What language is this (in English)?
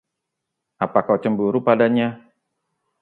Indonesian